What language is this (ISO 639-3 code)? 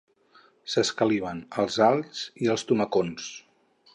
cat